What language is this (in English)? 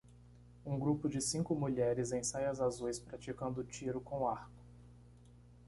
Portuguese